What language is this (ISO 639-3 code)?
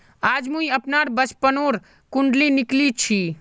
mag